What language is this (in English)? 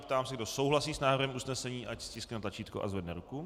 Czech